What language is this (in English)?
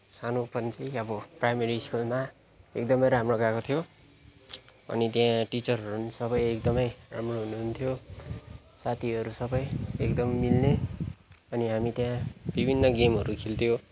Nepali